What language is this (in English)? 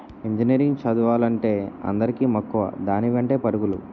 Telugu